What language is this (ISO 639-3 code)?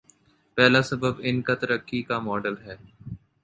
urd